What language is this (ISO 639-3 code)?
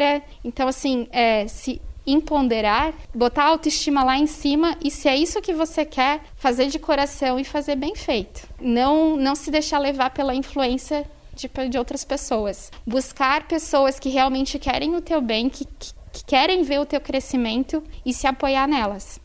por